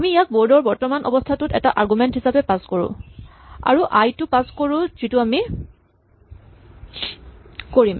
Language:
Assamese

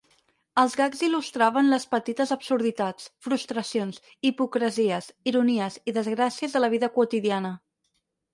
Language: Catalan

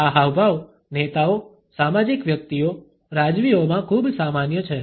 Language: Gujarati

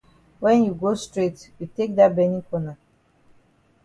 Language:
Cameroon Pidgin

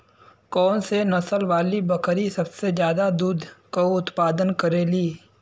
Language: Bhojpuri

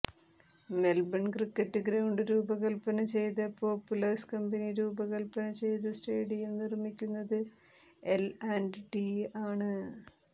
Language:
Malayalam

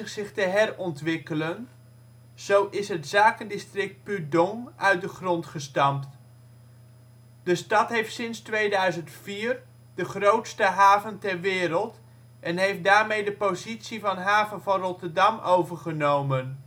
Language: Dutch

